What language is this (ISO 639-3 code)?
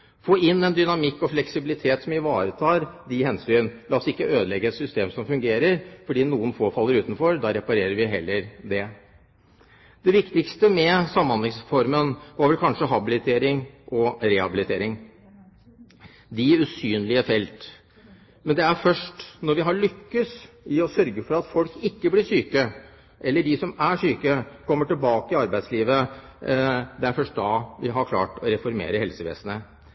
nob